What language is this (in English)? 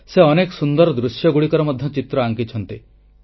Odia